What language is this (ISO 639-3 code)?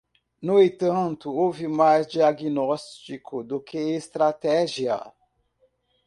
por